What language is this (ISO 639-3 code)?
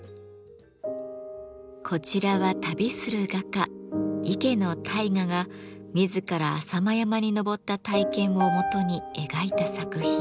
jpn